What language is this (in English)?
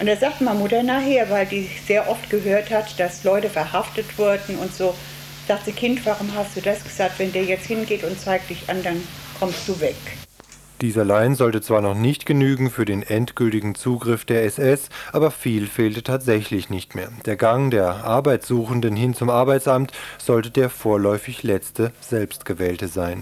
German